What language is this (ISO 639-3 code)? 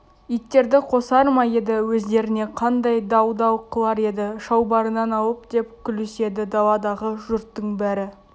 kaz